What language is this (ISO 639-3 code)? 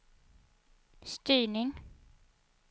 swe